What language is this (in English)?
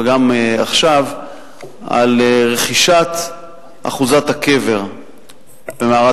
Hebrew